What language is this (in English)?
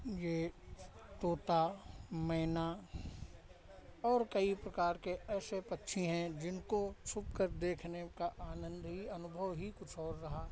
Hindi